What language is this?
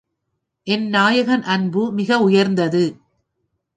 Tamil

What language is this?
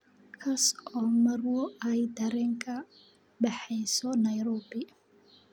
Somali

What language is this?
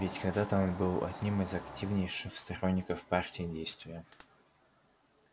Russian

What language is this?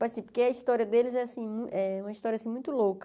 Portuguese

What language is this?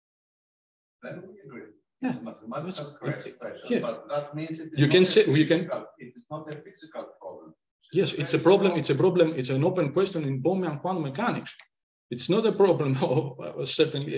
English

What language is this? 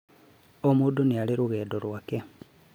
Kikuyu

